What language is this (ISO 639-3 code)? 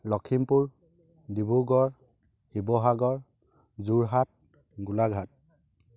asm